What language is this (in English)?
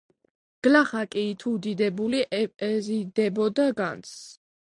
Georgian